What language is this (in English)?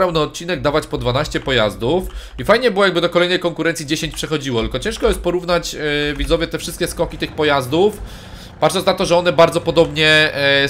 Polish